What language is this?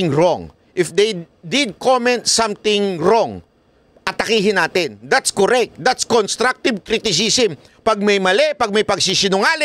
Filipino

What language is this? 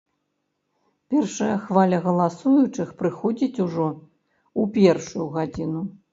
Belarusian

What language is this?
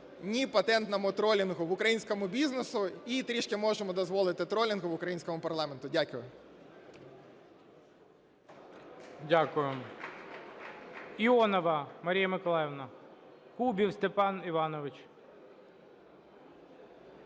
Ukrainian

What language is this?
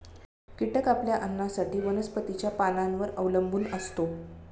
Marathi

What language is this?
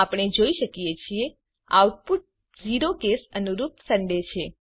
Gujarati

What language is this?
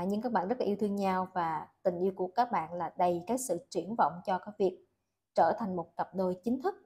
Vietnamese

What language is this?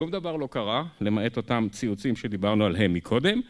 Hebrew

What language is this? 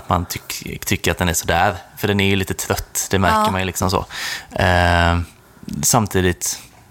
Swedish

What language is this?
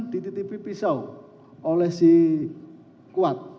Indonesian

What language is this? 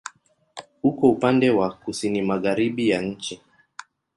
Swahili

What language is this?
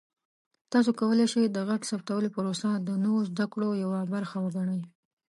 Pashto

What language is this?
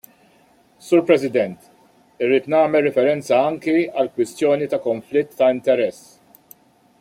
Maltese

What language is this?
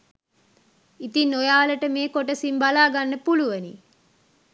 Sinhala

